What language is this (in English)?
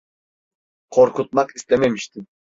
Turkish